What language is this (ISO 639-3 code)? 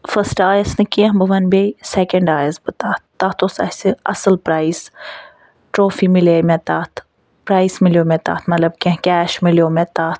kas